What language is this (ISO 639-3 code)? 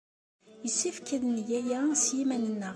kab